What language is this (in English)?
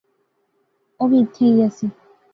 Pahari-Potwari